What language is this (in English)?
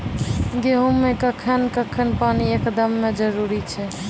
Maithili